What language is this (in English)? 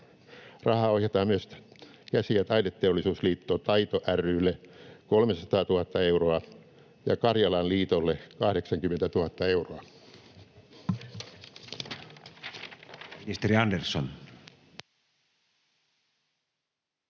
Finnish